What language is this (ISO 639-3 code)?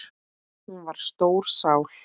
isl